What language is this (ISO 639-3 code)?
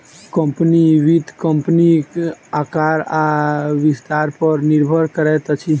mai